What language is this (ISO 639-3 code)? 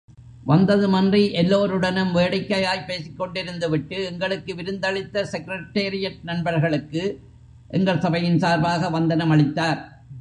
tam